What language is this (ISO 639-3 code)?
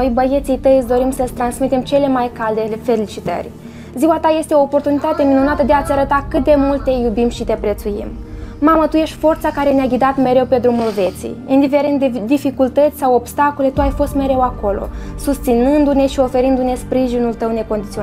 ron